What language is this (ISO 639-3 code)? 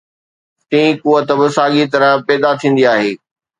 snd